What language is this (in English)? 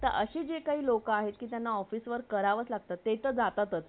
Marathi